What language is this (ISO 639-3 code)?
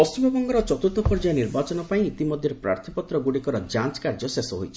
ori